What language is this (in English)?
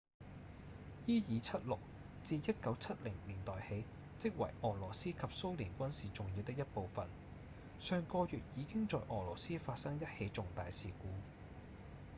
Cantonese